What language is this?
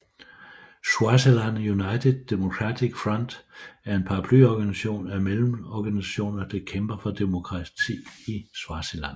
Danish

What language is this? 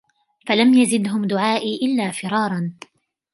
Arabic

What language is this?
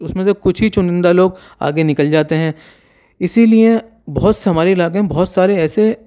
Urdu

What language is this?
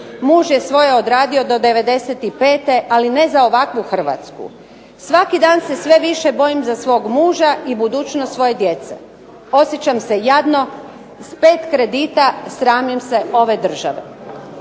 Croatian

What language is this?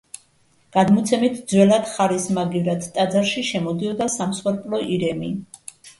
Georgian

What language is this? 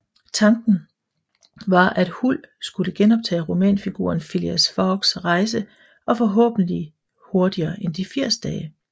Danish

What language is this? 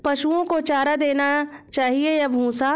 Hindi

